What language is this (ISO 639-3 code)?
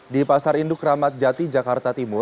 ind